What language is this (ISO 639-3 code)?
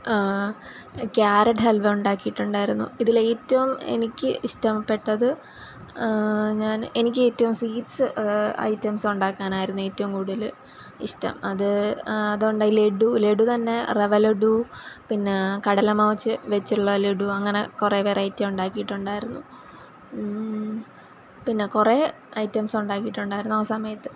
mal